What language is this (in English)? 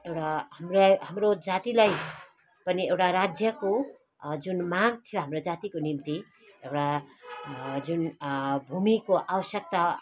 Nepali